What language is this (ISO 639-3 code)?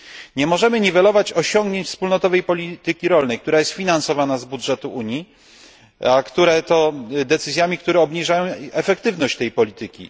pol